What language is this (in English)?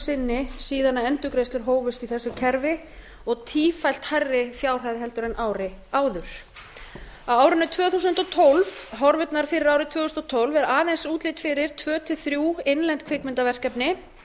Icelandic